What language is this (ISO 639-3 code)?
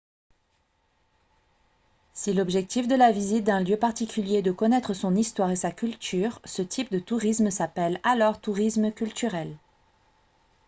fra